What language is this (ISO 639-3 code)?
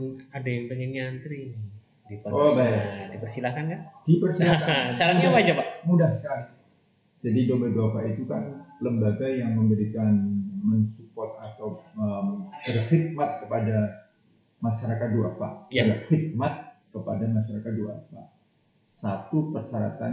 ind